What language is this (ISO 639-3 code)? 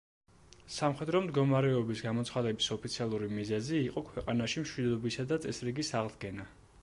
kat